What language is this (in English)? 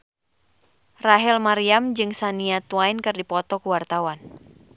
Sundanese